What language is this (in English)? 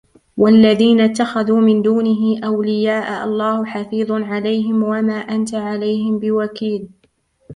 Arabic